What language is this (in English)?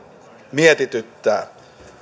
Finnish